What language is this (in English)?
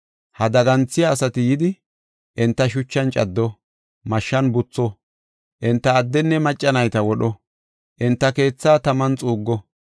Gofa